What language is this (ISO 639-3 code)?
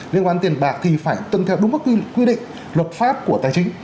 vie